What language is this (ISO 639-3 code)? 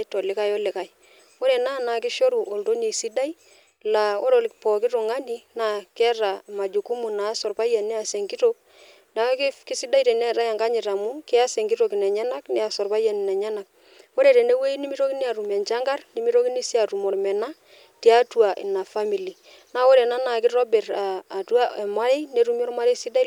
mas